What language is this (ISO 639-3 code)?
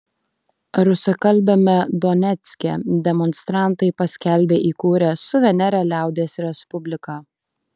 lit